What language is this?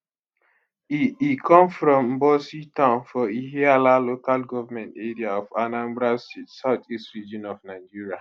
Nigerian Pidgin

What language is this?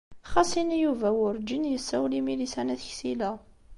Kabyle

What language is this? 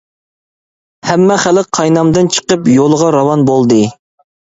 Uyghur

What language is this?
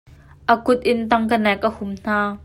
Hakha Chin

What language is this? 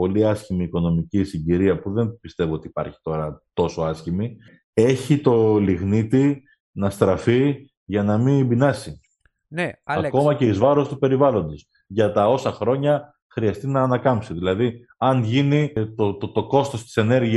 Greek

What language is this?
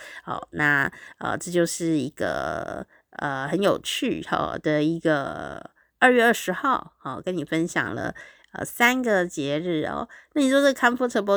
Chinese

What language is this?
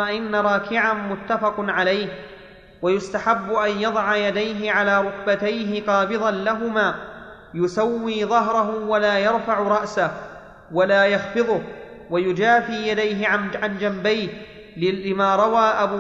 Arabic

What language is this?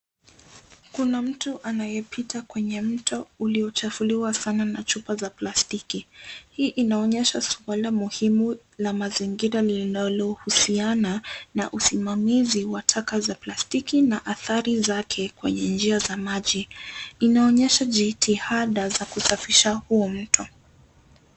Swahili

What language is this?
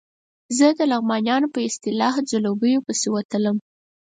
Pashto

